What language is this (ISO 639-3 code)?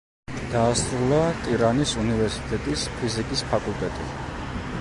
kat